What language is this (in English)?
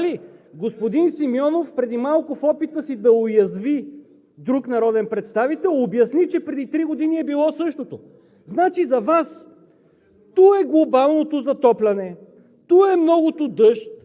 Bulgarian